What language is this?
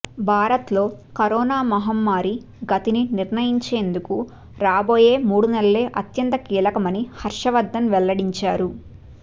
Telugu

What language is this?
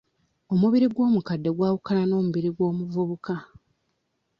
Ganda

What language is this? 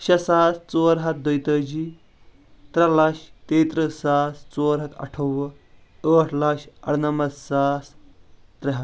Kashmiri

